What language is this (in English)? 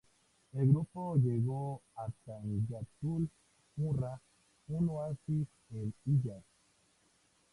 Spanish